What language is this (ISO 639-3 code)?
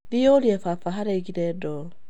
kik